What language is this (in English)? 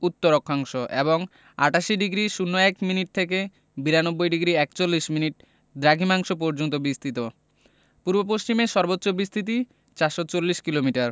Bangla